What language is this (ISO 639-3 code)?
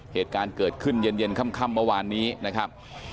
tha